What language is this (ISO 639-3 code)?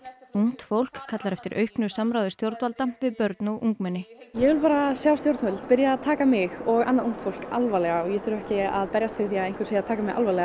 isl